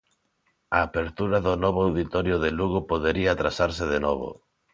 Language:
Galician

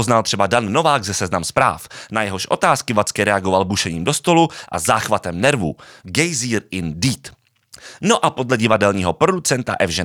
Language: Czech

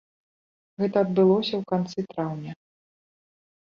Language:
Belarusian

